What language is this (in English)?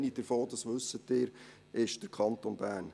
Swiss German